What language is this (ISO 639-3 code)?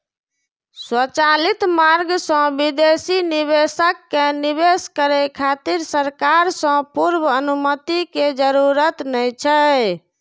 mai